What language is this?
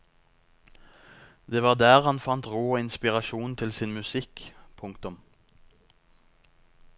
Norwegian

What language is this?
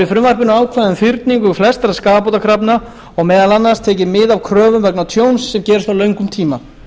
Icelandic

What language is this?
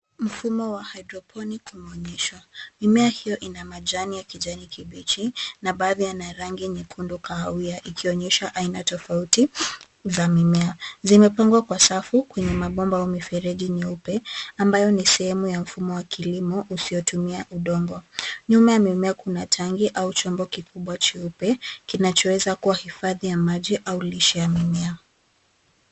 Swahili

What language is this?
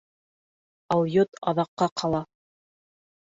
Bashkir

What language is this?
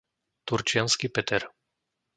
Slovak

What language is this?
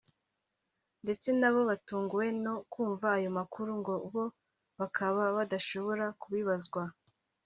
Kinyarwanda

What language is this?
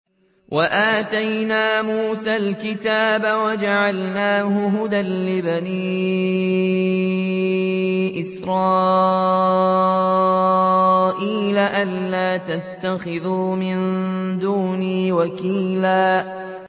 Arabic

